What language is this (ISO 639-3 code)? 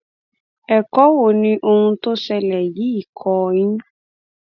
yor